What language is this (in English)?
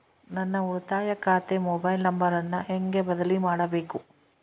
Kannada